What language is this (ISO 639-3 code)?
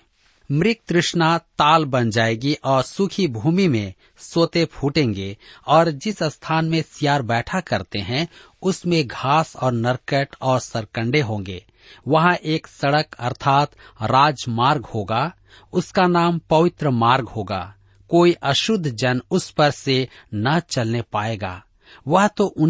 hin